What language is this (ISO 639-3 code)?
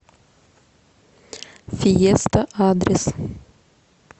rus